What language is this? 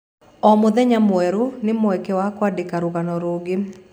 Kikuyu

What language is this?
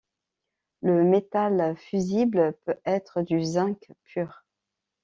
French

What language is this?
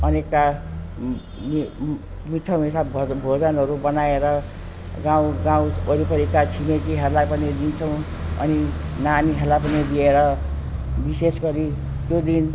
Nepali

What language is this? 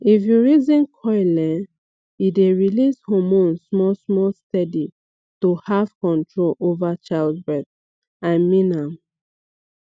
Nigerian Pidgin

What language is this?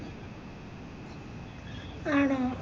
Malayalam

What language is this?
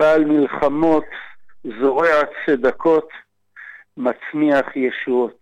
Hebrew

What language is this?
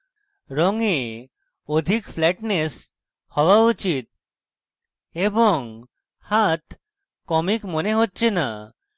Bangla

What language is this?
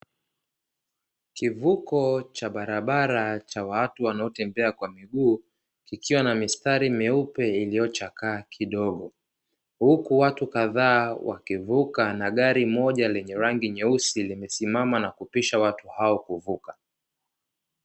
Swahili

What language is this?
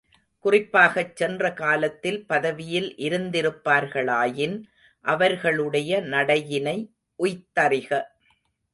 Tamil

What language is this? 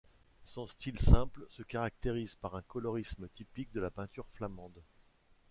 French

